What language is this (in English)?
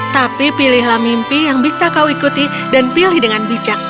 Indonesian